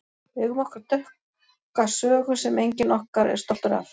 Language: Icelandic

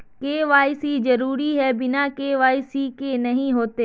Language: Magahi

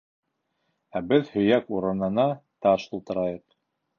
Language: Bashkir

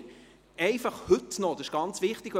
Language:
Swiss German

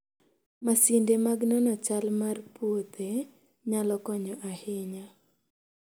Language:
Luo (Kenya and Tanzania)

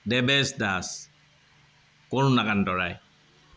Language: Assamese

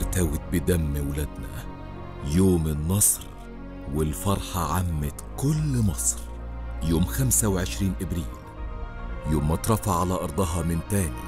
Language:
Arabic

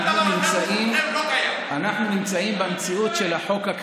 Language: Hebrew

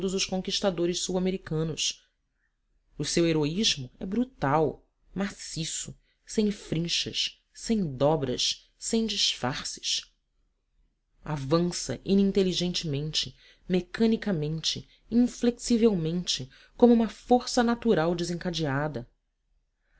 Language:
Portuguese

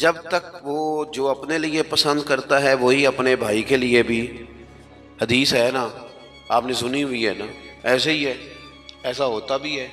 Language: Hindi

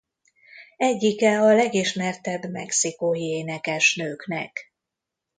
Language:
Hungarian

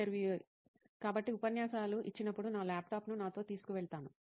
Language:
Telugu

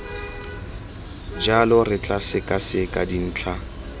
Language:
Tswana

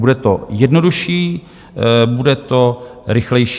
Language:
Czech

